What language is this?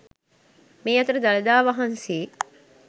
Sinhala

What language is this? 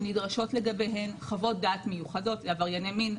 Hebrew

